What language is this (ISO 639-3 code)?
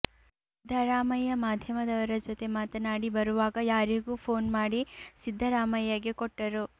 kan